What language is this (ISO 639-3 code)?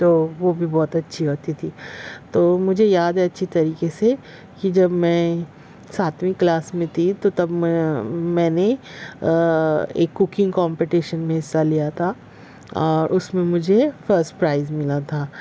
urd